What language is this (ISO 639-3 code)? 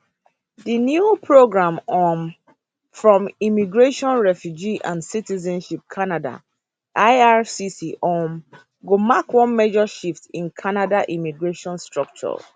pcm